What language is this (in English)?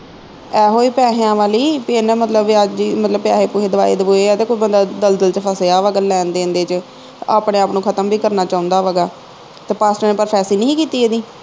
Punjabi